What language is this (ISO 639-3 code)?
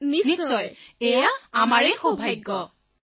asm